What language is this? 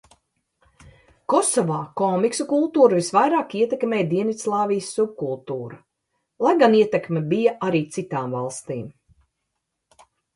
Latvian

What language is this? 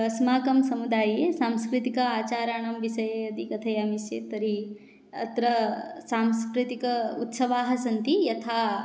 Sanskrit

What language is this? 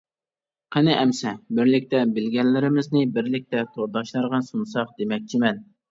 Uyghur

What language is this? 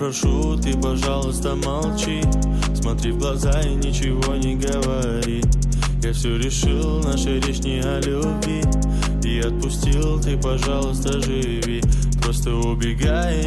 Hungarian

